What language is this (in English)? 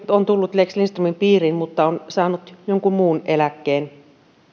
Finnish